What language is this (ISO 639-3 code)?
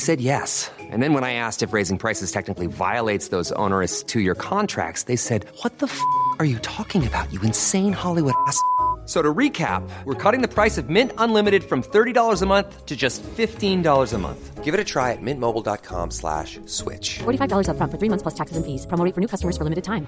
swe